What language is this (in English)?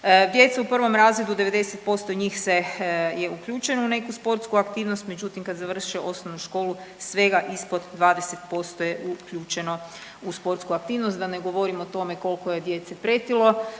Croatian